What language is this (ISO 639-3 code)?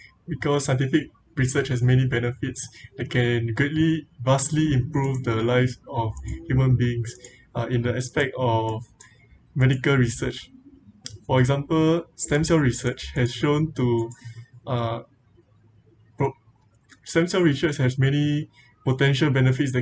eng